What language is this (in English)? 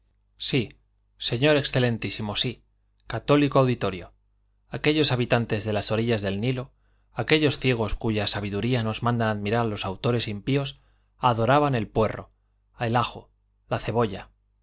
Spanish